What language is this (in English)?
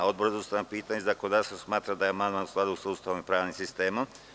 Serbian